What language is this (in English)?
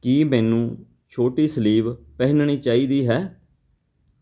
Punjabi